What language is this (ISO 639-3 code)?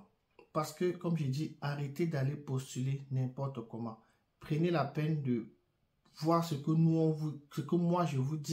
fra